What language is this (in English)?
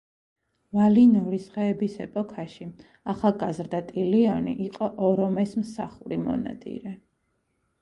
Georgian